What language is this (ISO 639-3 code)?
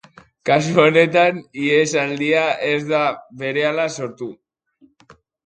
eus